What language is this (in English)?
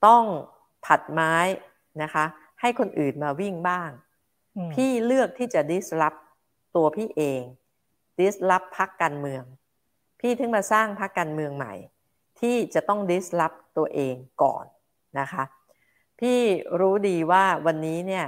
Thai